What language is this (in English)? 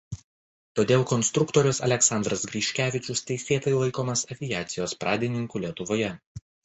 Lithuanian